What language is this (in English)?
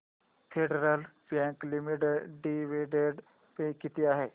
Marathi